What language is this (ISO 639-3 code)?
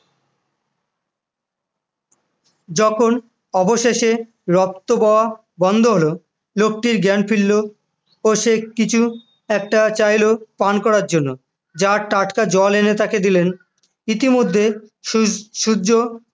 ben